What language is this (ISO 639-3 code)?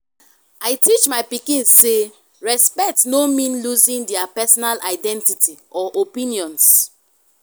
pcm